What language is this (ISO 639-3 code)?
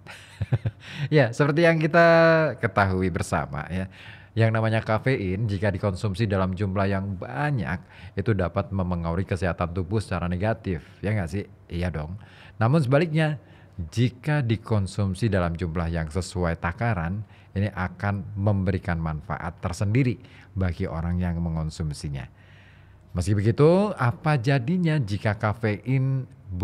ind